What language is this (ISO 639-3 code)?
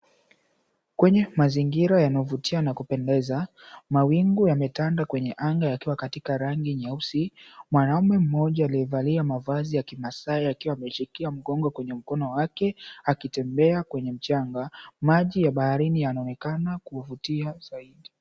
swa